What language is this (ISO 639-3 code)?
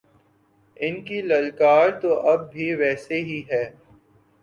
urd